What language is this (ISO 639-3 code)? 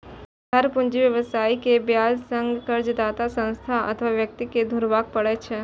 mai